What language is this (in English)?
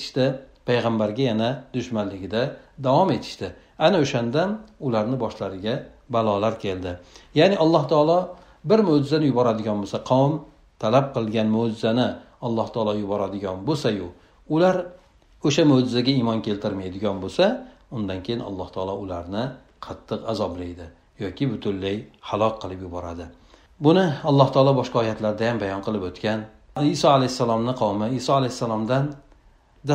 Turkish